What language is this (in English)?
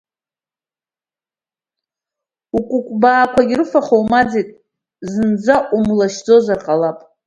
Abkhazian